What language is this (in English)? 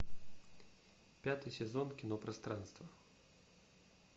Russian